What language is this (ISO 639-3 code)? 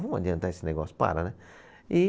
por